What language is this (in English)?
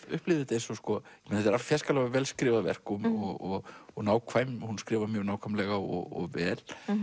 Icelandic